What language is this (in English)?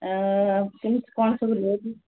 Odia